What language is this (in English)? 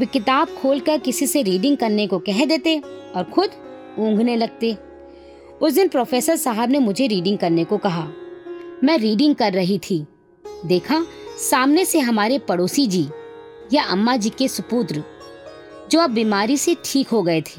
Hindi